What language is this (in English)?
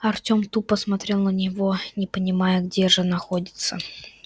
Russian